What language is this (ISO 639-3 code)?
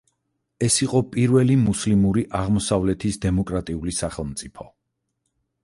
kat